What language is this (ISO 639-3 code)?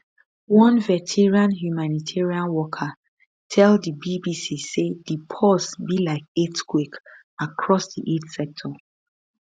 pcm